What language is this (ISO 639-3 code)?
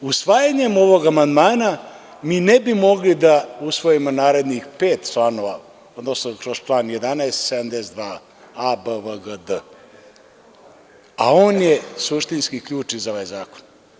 srp